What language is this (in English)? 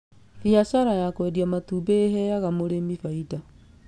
Kikuyu